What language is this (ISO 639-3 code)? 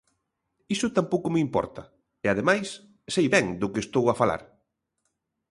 glg